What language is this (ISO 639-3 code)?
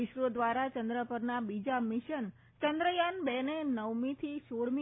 guj